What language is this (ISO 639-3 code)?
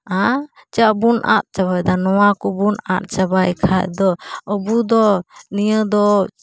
sat